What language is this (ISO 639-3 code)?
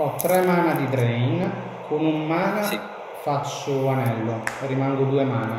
ita